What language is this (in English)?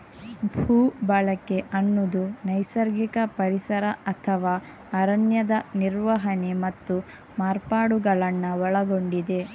Kannada